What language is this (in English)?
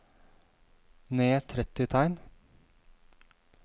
Norwegian